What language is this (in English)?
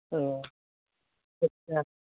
Santali